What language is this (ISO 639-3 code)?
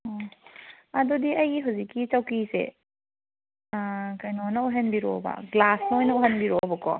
mni